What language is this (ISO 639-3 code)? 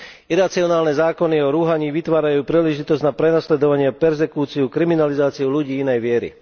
slk